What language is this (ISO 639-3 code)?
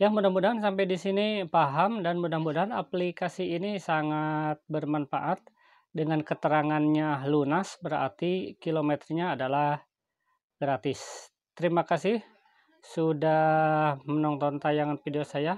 ind